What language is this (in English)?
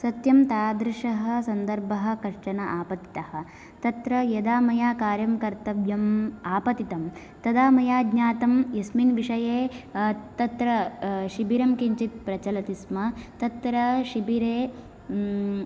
Sanskrit